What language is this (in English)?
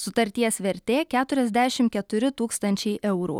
Lithuanian